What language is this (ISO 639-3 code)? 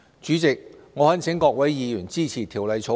yue